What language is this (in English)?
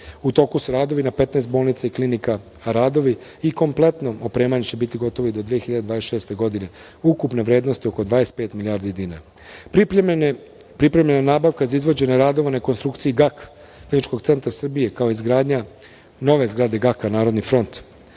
Serbian